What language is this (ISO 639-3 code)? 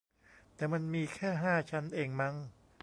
tha